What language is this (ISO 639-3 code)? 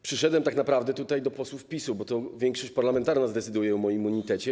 pol